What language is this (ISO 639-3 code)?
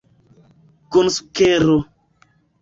epo